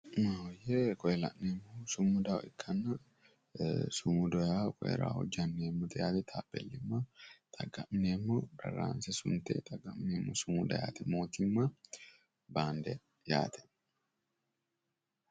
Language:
Sidamo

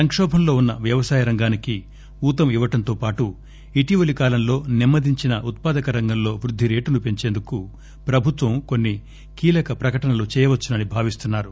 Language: Telugu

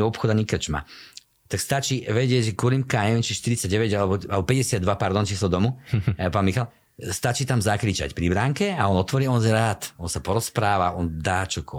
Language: Slovak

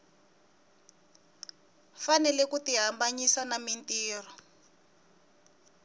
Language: Tsonga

